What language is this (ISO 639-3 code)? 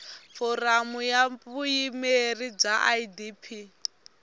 tso